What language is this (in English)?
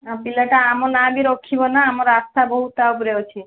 Odia